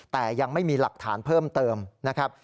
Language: Thai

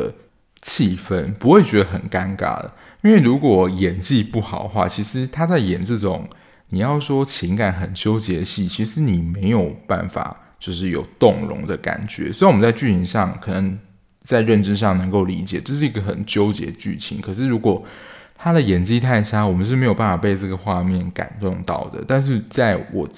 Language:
Chinese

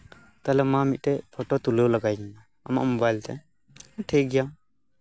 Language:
Santali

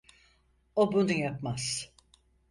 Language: Turkish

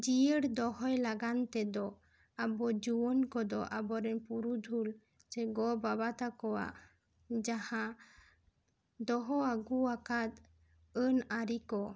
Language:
Santali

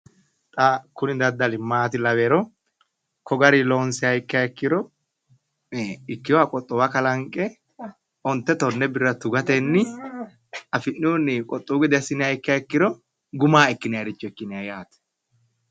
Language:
Sidamo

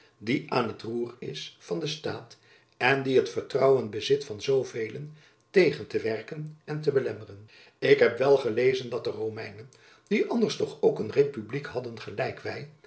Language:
Dutch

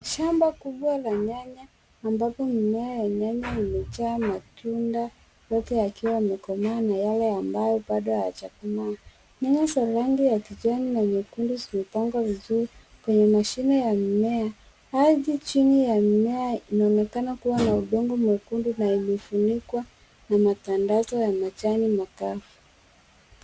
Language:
Swahili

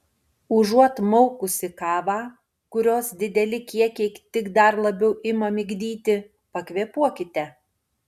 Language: Lithuanian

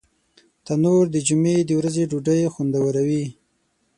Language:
Pashto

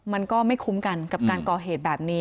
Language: Thai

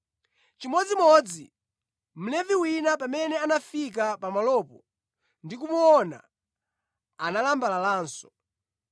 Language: Nyanja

